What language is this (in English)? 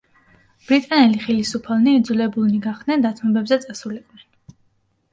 Georgian